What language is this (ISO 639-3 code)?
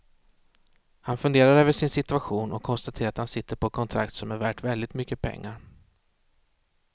swe